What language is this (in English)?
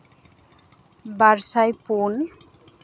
Santali